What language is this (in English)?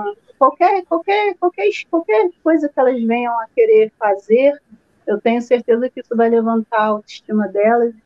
Portuguese